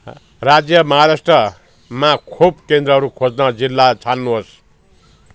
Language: Nepali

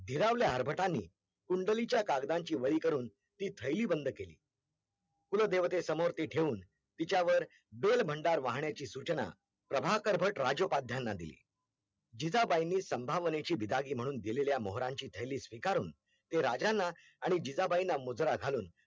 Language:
Marathi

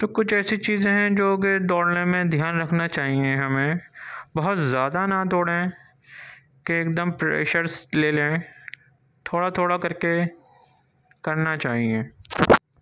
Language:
Urdu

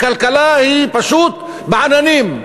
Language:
Hebrew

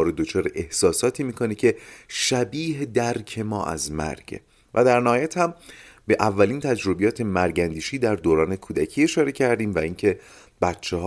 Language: Persian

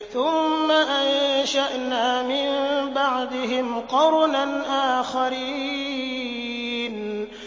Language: Arabic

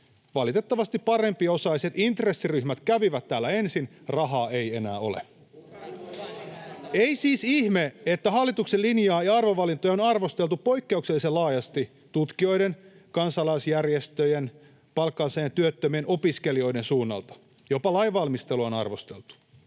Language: Finnish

